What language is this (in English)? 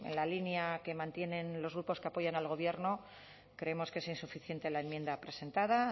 Spanish